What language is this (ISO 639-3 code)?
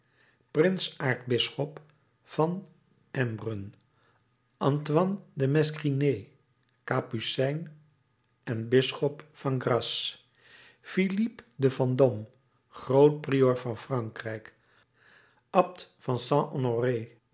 nld